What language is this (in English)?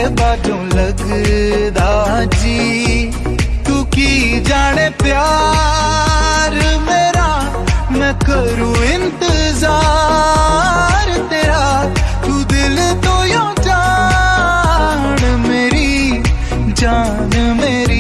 Hindi